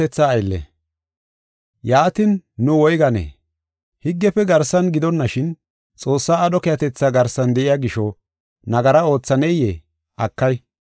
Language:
Gofa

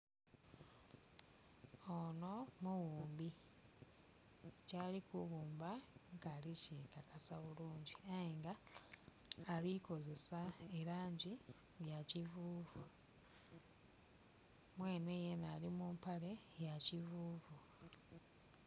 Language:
Soga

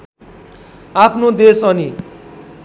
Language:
Nepali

